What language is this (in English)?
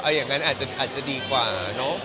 Thai